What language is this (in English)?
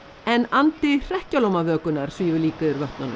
Icelandic